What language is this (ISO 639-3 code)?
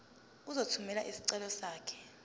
zul